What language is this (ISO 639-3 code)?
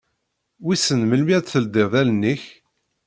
kab